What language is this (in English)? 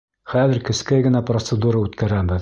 Bashkir